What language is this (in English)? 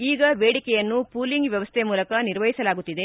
Kannada